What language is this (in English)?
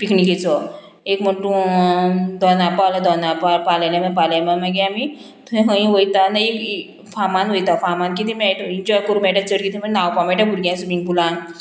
Konkani